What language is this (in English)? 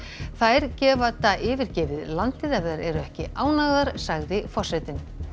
Icelandic